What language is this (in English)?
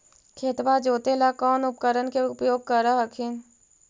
Magahi